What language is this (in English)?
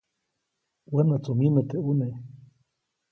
Copainalá Zoque